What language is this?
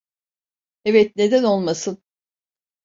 Turkish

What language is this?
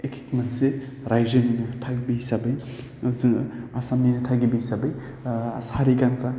Bodo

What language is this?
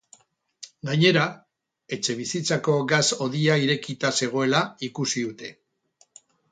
Basque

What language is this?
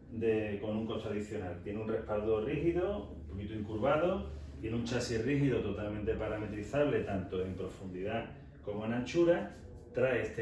Spanish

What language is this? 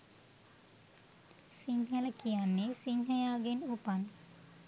Sinhala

